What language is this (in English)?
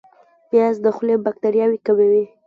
Pashto